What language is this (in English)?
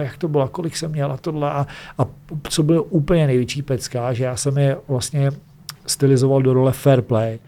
Czech